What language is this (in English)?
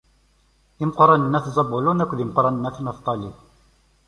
Kabyle